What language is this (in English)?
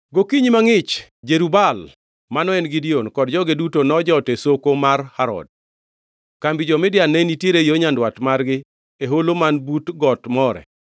Luo (Kenya and Tanzania)